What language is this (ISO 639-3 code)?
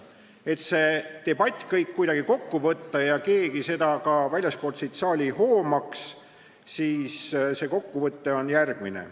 est